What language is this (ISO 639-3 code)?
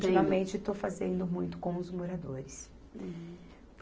por